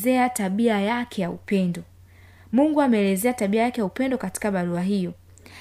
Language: Swahili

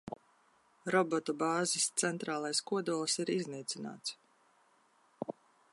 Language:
Latvian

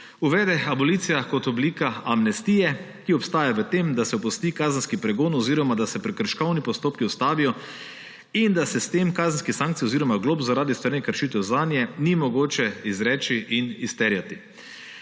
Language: Slovenian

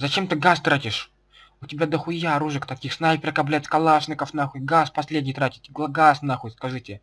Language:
Russian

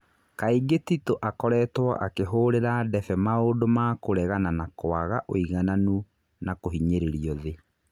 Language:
Kikuyu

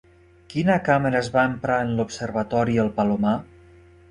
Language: Catalan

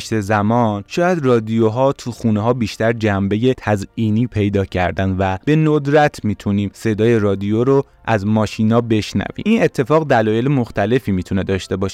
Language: Persian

